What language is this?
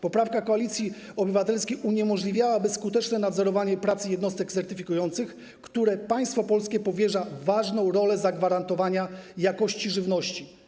Polish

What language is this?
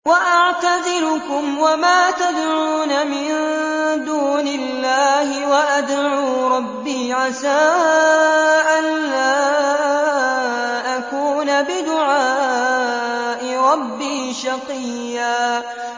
Arabic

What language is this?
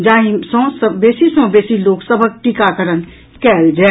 Maithili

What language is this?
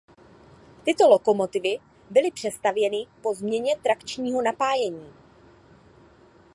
Czech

